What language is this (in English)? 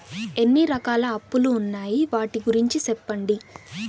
Telugu